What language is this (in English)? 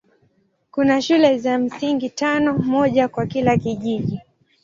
Swahili